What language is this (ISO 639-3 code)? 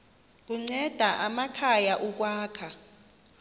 xho